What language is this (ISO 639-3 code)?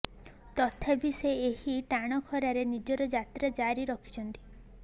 ori